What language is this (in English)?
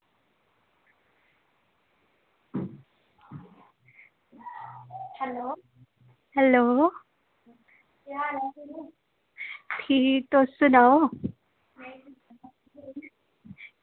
Dogri